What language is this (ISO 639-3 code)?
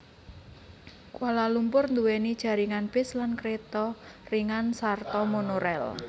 jav